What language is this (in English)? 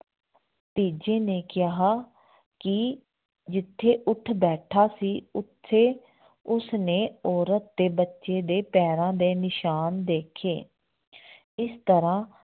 Punjabi